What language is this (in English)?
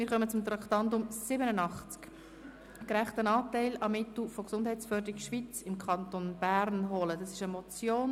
Swiss German